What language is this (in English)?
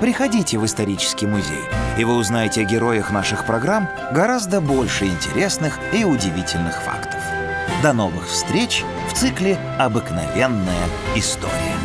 Russian